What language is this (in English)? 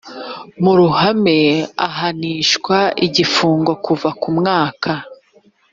Kinyarwanda